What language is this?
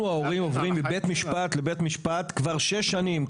Hebrew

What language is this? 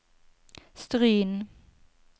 Norwegian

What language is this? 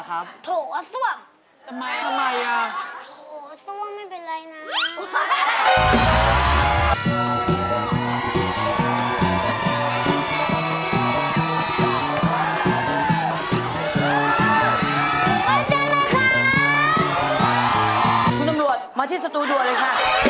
Thai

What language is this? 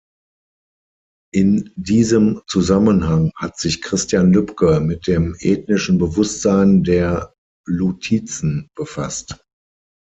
German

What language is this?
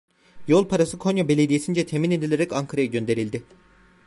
Turkish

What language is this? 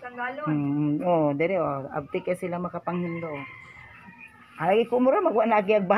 Filipino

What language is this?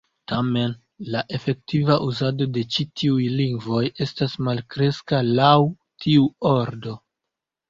Esperanto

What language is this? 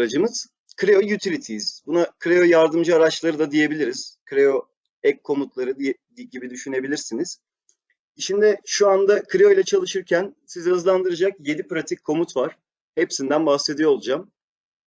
Turkish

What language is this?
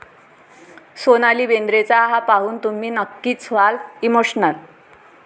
Marathi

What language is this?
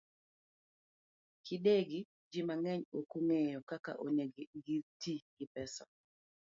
Luo (Kenya and Tanzania)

